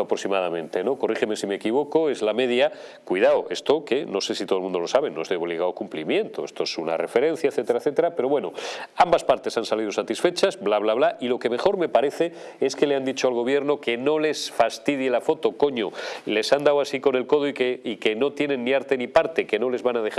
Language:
Spanish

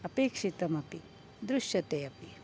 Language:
Sanskrit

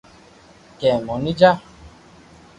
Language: Loarki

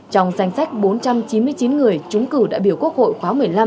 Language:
Vietnamese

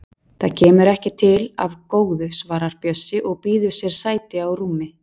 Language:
Icelandic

